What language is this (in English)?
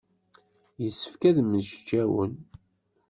Kabyle